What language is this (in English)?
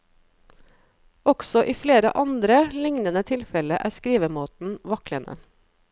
Norwegian